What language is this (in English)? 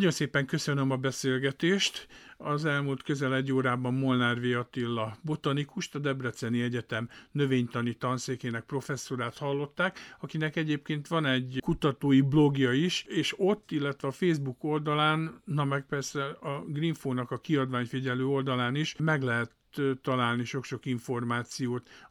Hungarian